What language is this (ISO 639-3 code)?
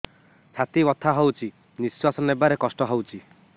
ori